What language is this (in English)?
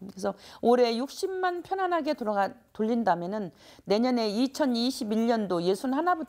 Korean